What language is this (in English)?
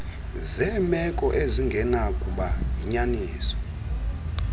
Xhosa